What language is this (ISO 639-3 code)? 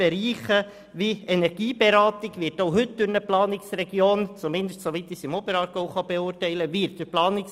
gsw